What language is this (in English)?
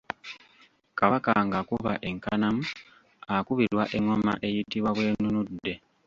Ganda